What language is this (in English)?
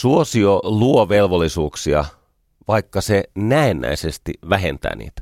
Finnish